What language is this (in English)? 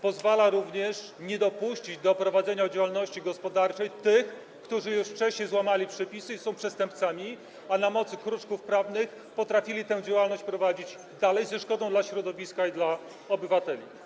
Polish